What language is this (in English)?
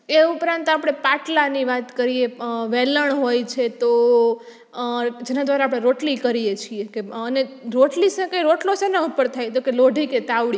Gujarati